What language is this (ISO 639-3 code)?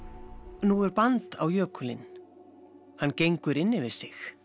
isl